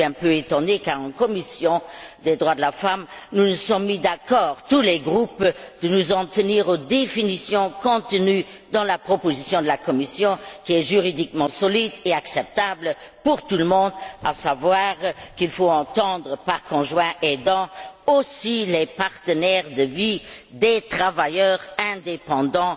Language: French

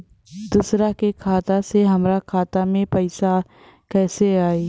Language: Bhojpuri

